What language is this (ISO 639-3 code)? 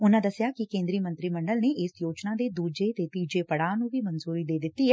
pan